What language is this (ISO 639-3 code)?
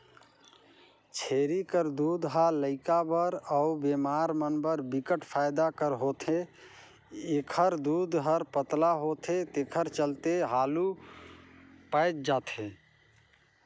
hne